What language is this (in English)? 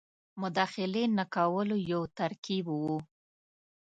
Pashto